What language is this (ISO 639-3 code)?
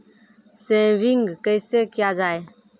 mai